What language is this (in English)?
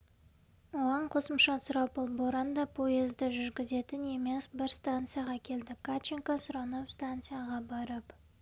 Kazakh